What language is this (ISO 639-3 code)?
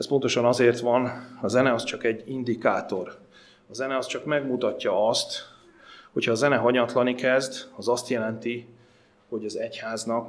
hun